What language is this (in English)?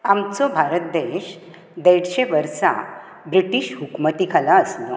Konkani